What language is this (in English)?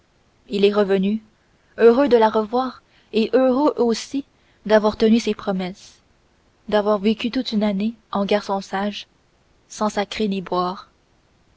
French